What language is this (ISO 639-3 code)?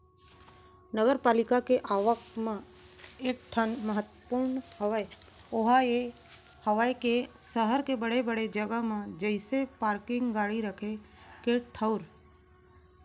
hne